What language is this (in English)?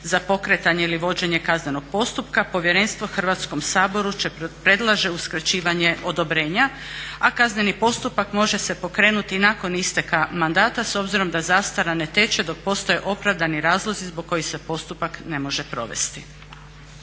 Croatian